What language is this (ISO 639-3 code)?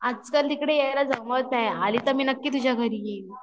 mar